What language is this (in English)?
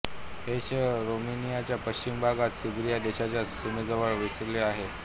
Marathi